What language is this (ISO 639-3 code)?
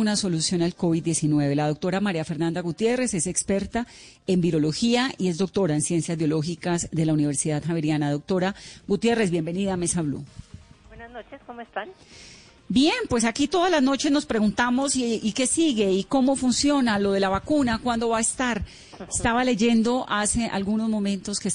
spa